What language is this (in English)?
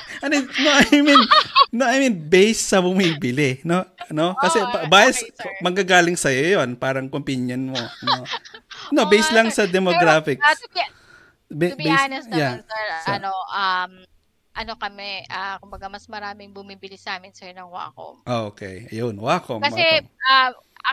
Filipino